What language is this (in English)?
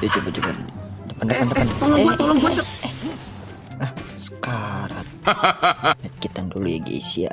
Indonesian